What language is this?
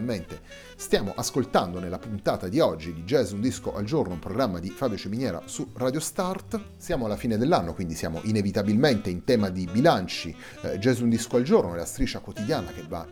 Italian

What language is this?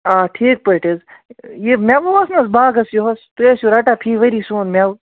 Kashmiri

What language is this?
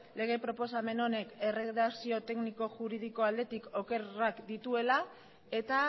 Basque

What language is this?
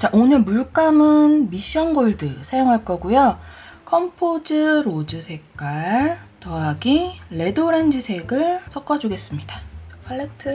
Korean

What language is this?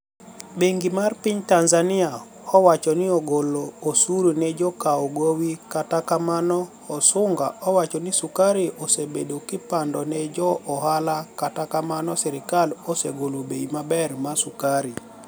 Luo (Kenya and Tanzania)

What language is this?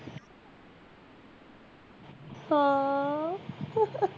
Punjabi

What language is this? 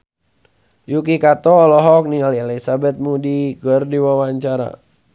Sundanese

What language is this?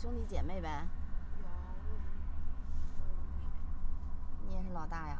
Chinese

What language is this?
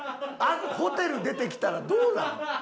Japanese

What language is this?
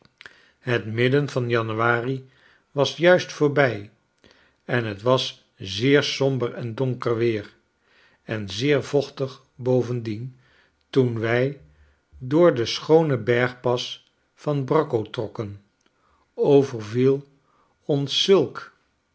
Dutch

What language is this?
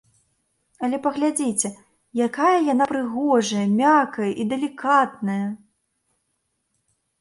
Belarusian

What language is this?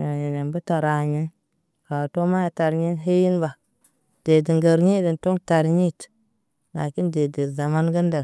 Naba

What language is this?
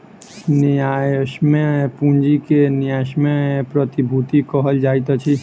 Maithili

